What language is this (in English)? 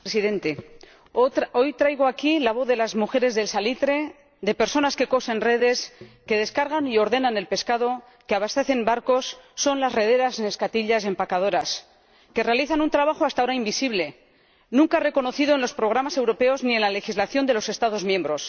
Spanish